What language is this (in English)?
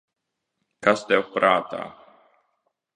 Latvian